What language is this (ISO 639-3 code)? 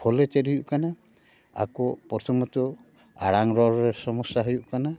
sat